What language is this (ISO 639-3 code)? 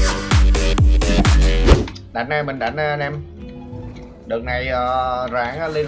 vie